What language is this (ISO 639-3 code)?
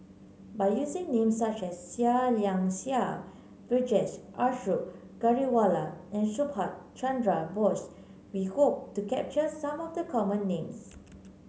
eng